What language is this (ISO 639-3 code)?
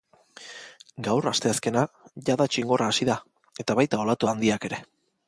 eus